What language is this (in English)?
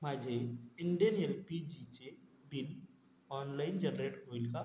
Marathi